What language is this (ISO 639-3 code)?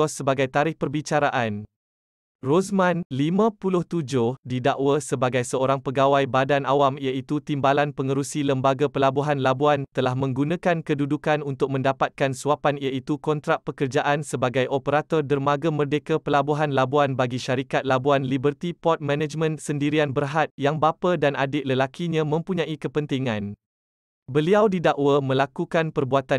msa